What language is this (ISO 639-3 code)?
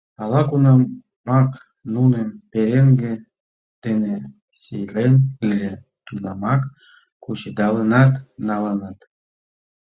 chm